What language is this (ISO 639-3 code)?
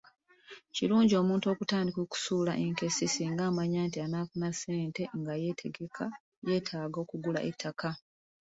lug